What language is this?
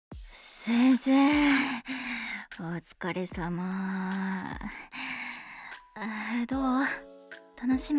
Japanese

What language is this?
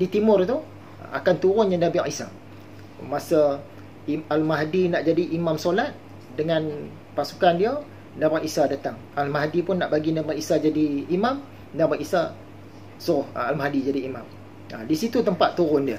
Malay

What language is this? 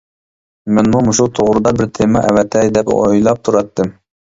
Uyghur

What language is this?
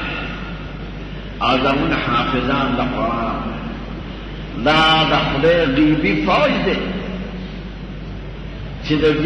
Arabic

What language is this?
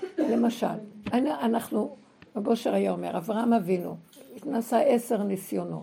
Hebrew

